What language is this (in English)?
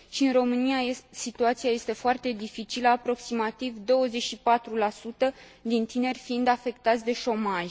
Romanian